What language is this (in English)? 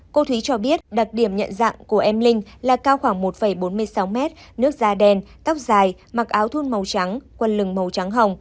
Vietnamese